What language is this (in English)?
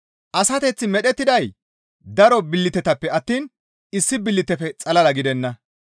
Gamo